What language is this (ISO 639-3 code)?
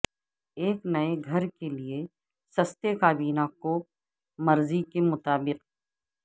urd